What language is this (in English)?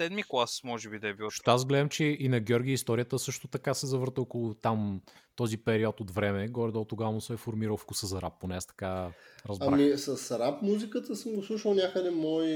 Bulgarian